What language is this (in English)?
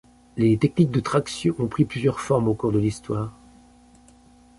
French